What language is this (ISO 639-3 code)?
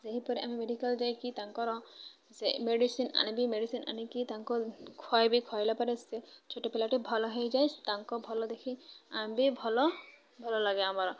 ori